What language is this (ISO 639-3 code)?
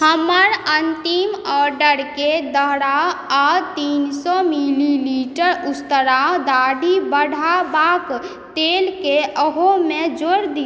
mai